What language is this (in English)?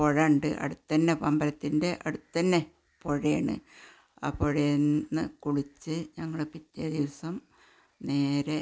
Malayalam